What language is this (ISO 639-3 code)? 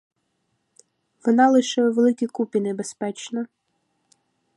ukr